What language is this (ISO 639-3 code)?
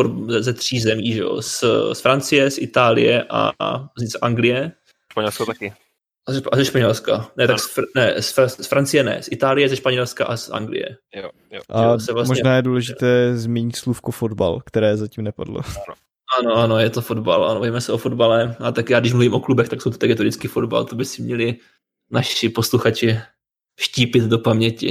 ces